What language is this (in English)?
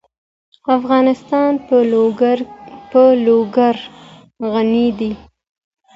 Pashto